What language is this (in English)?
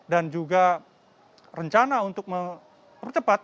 Indonesian